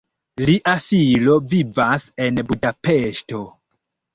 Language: Esperanto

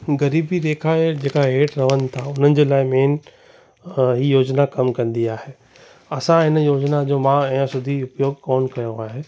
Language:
Sindhi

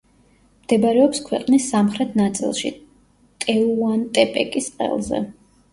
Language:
Georgian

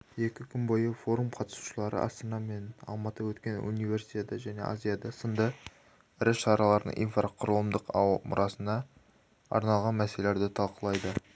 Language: Kazakh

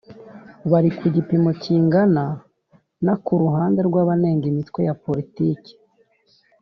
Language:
Kinyarwanda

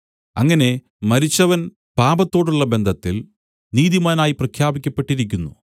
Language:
Malayalam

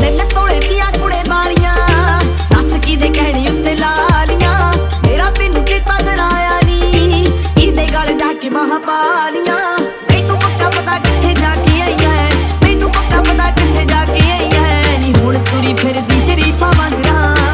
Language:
Punjabi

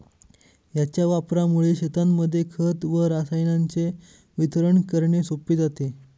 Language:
Marathi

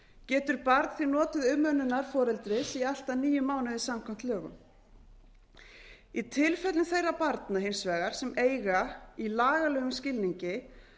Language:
Icelandic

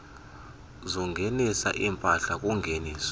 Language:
Xhosa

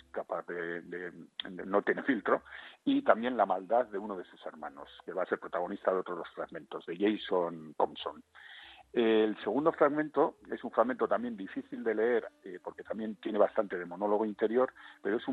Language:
Spanish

